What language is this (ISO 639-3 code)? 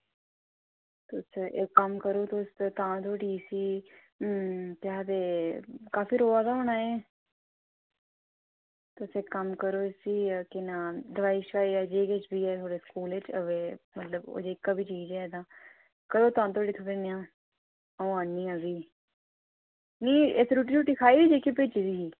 doi